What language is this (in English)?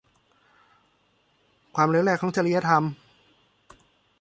Thai